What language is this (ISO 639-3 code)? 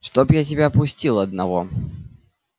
rus